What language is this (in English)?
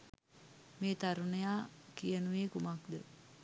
Sinhala